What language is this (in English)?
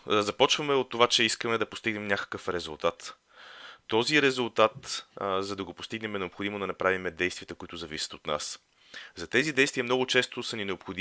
Bulgarian